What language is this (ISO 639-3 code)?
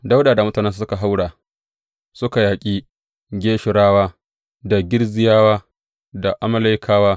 hau